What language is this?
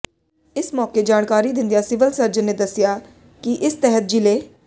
Punjabi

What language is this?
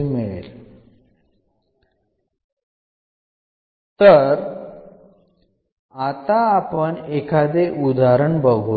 Malayalam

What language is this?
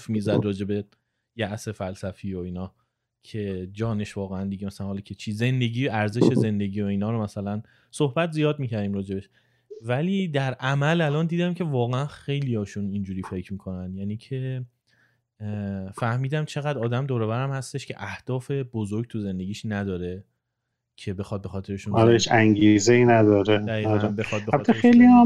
Persian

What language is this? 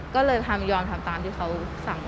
Thai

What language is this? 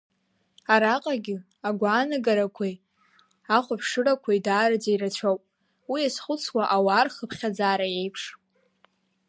Abkhazian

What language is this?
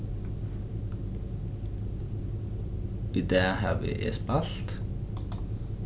Faroese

